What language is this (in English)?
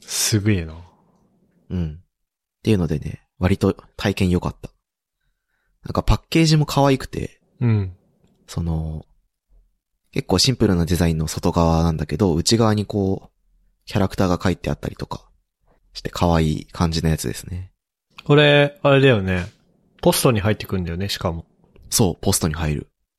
Japanese